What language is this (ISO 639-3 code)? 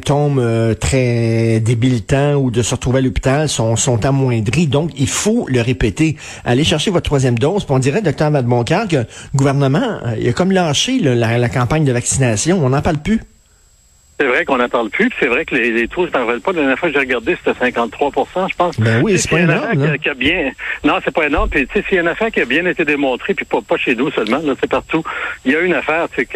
fra